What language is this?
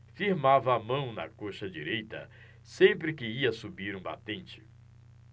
Portuguese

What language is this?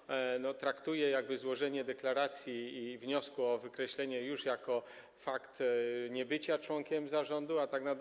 Polish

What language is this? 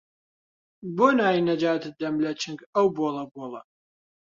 Central Kurdish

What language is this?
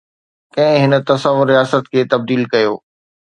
Sindhi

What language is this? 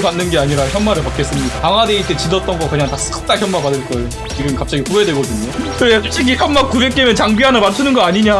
Korean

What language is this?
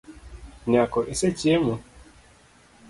Luo (Kenya and Tanzania)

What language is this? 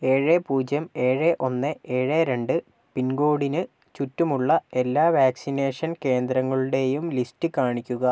Malayalam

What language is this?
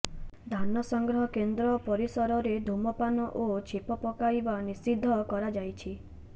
Odia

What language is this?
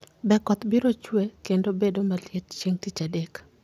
Luo (Kenya and Tanzania)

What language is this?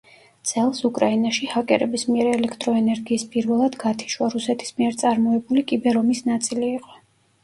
Georgian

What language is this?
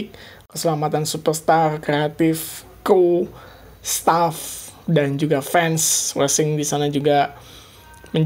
Indonesian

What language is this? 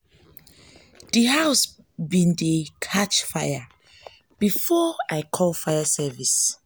Nigerian Pidgin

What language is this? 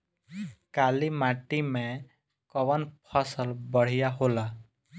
Bhojpuri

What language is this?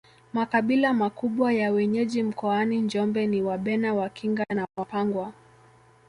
Swahili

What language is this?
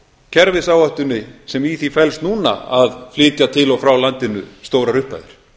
Icelandic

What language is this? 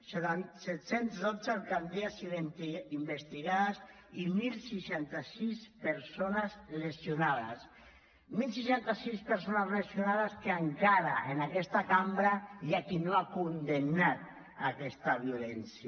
Catalan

